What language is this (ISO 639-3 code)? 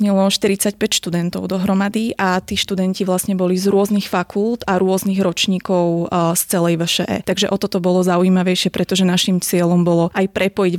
ces